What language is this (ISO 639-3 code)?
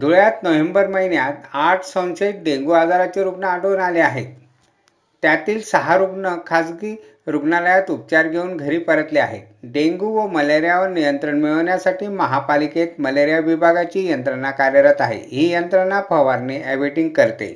mar